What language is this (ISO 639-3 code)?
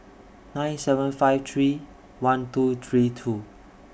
eng